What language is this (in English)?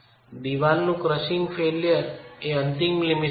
Gujarati